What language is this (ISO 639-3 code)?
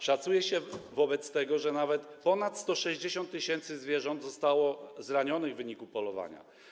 pol